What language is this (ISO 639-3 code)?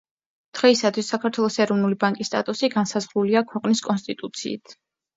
kat